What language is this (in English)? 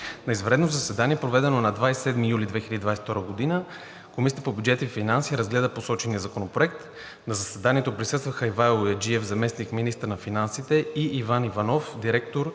Bulgarian